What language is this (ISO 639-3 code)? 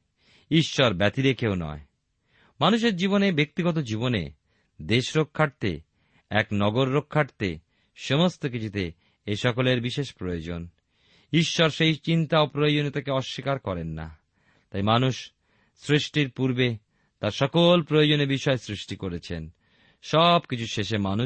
ben